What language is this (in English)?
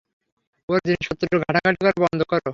Bangla